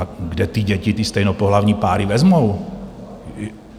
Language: Czech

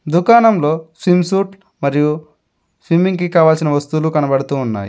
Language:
Telugu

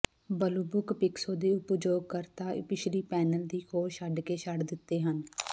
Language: Punjabi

